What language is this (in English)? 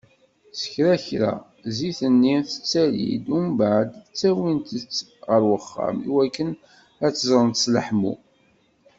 Kabyle